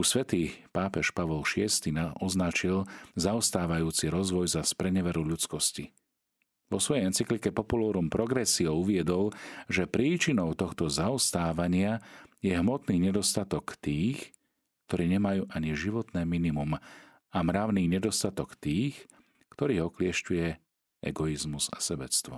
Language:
Slovak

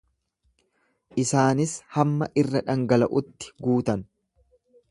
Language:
Oromo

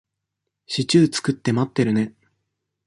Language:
Japanese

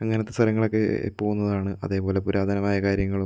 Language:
Malayalam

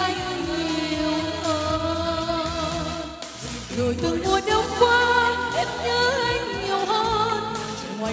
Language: Vietnamese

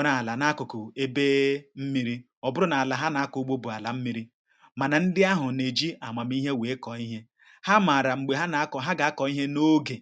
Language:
Igbo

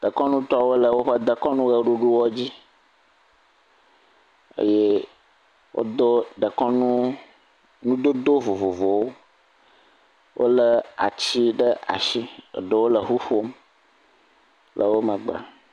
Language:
Ewe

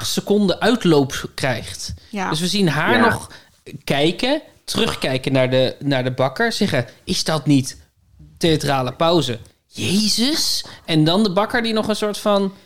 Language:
Dutch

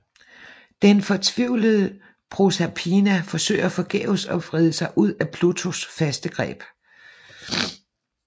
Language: Danish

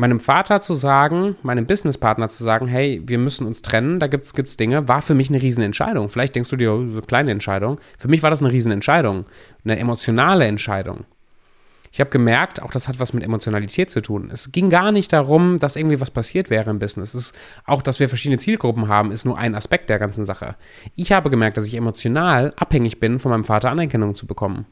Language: German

